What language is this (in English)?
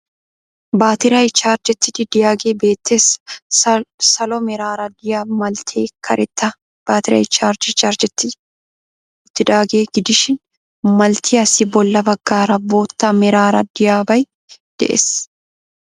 Wolaytta